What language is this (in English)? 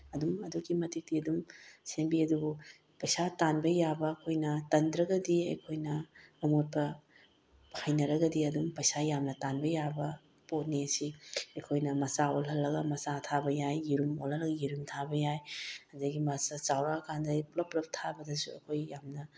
Manipuri